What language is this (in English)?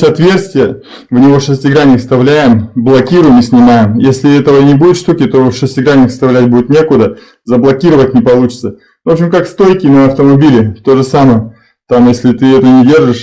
Russian